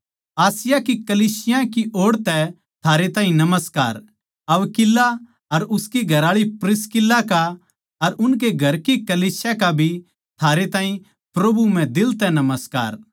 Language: Haryanvi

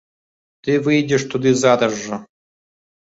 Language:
Belarusian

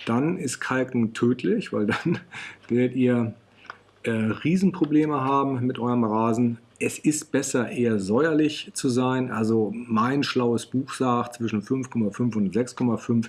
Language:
German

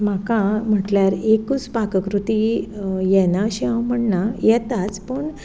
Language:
Konkani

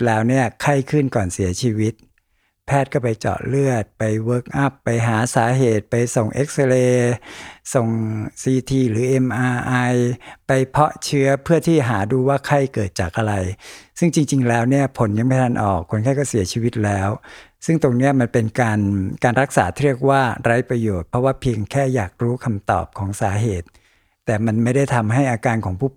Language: Thai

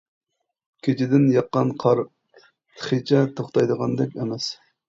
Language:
Uyghur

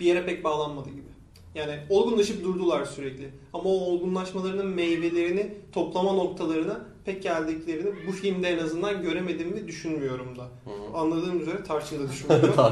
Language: Turkish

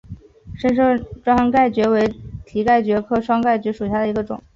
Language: Chinese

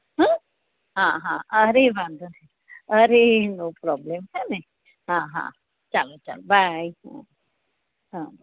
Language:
Gujarati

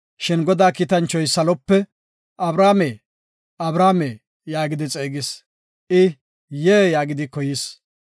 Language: Gofa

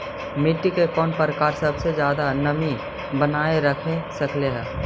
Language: Magahi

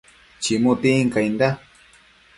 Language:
Matsés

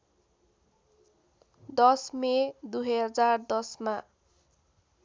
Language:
Nepali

